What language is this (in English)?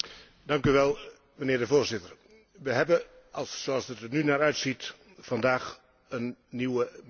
Dutch